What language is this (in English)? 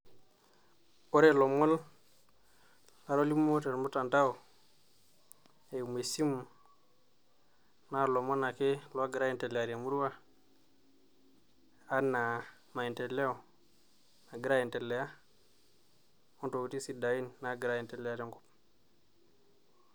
Masai